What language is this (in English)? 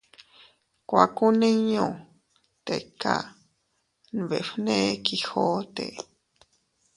Teutila Cuicatec